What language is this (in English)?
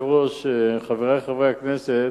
Hebrew